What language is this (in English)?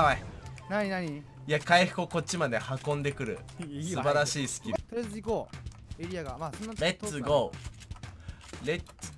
Japanese